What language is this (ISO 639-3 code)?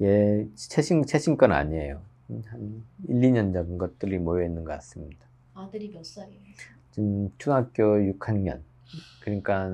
kor